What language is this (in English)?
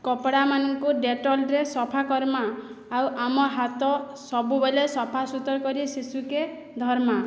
Odia